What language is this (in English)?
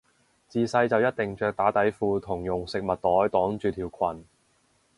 Cantonese